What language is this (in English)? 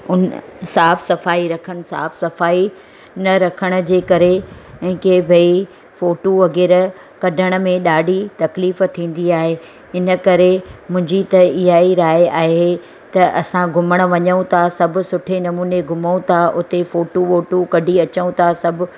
Sindhi